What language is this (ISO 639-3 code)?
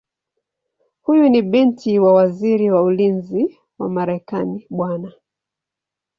swa